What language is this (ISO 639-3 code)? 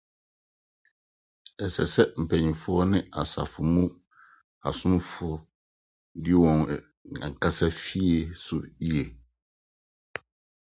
aka